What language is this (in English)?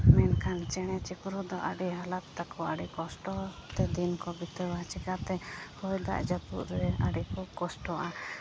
Santali